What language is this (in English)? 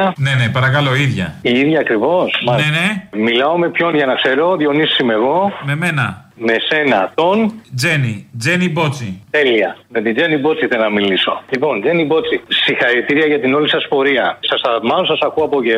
Greek